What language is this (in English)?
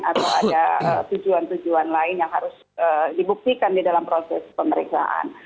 Indonesian